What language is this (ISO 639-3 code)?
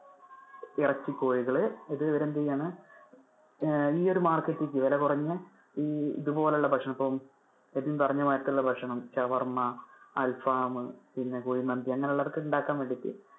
mal